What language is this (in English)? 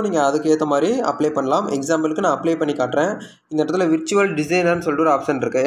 Tamil